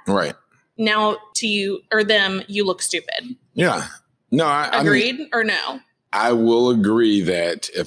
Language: English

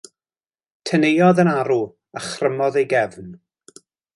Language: Welsh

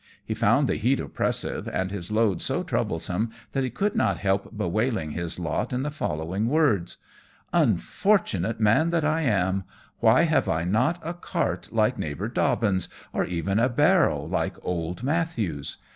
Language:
English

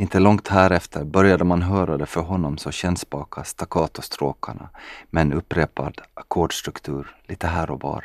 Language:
Swedish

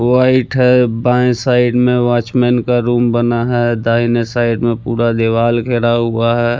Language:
Hindi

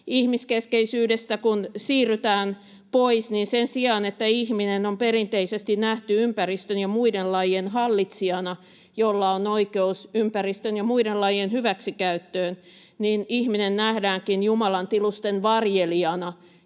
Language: Finnish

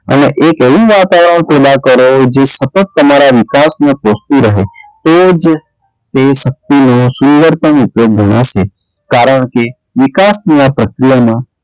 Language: Gujarati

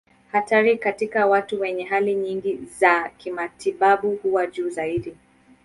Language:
Swahili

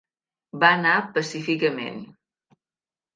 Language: Catalan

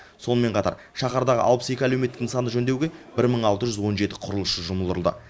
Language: Kazakh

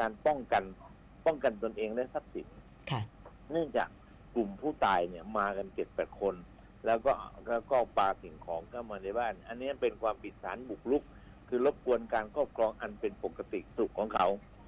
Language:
Thai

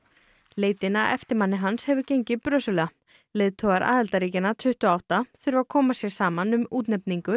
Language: Icelandic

